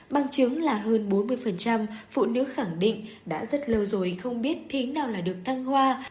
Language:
Vietnamese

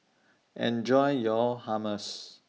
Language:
English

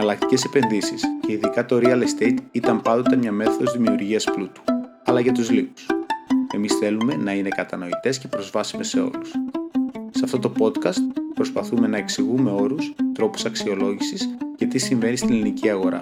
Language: Greek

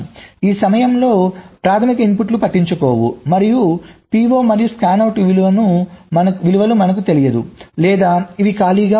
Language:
Telugu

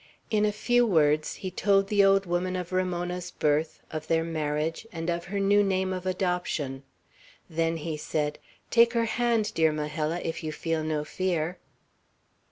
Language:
English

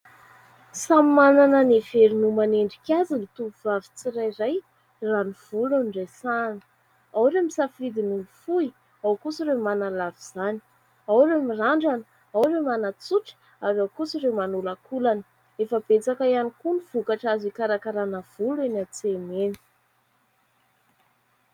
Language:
Malagasy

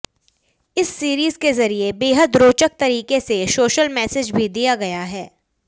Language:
Hindi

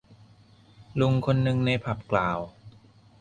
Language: Thai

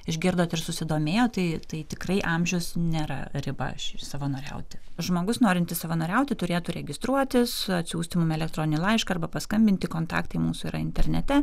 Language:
Lithuanian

